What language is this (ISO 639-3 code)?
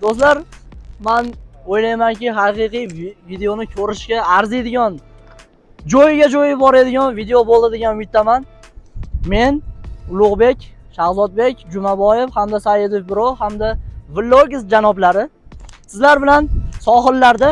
tur